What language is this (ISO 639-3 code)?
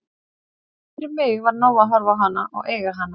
isl